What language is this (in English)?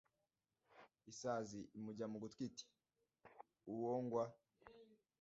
Kinyarwanda